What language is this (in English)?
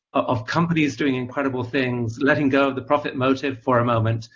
English